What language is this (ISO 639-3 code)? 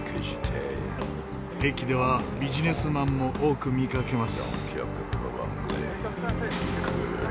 jpn